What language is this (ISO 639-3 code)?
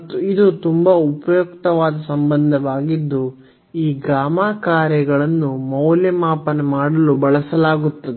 kan